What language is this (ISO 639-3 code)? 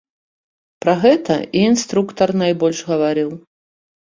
bel